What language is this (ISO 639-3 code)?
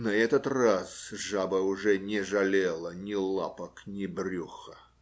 rus